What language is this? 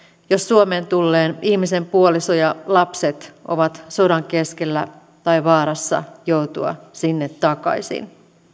Finnish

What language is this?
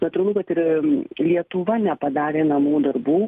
Lithuanian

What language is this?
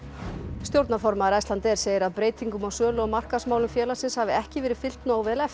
Icelandic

